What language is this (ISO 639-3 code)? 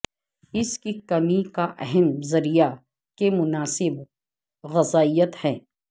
urd